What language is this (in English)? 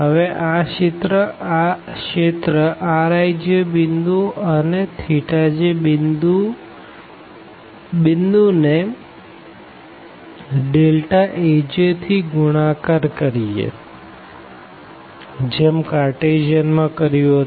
Gujarati